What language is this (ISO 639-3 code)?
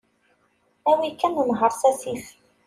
kab